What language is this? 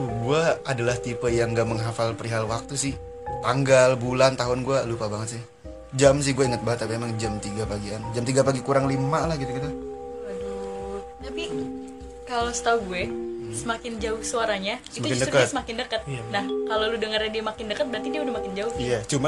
Indonesian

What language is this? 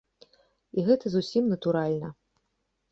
Belarusian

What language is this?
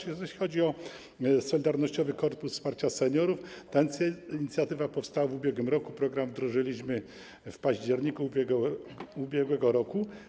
Polish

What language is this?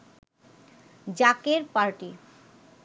Bangla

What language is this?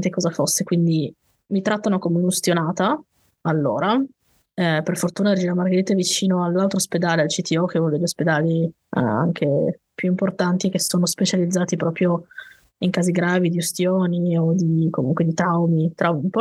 Italian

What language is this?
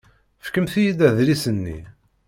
Kabyle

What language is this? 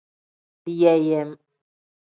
Tem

